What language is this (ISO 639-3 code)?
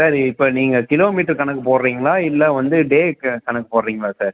tam